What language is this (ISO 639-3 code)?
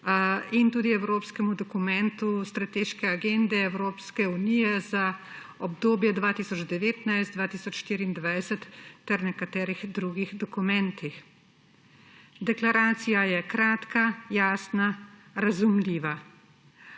slv